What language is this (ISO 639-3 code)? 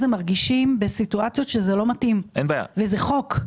heb